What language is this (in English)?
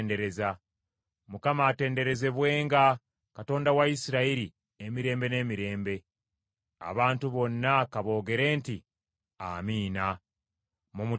Ganda